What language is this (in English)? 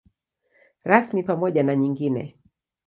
Swahili